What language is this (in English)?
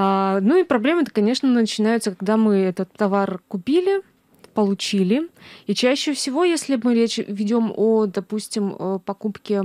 Russian